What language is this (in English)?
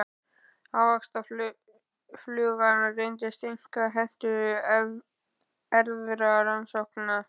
Icelandic